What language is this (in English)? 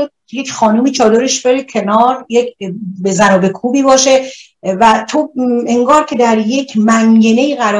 Persian